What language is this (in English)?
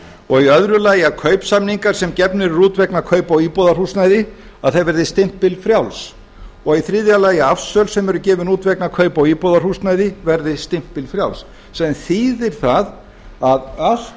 Icelandic